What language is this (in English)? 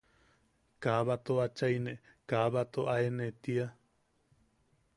Yaqui